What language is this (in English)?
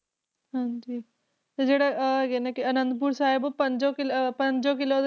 Punjabi